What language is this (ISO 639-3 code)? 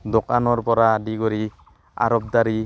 asm